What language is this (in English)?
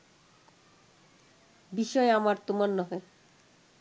Bangla